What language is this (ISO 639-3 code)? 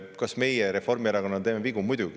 est